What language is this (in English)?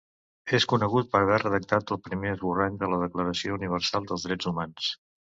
Catalan